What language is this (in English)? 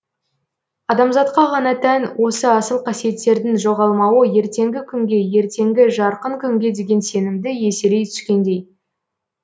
Kazakh